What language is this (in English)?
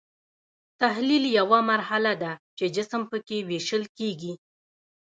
Pashto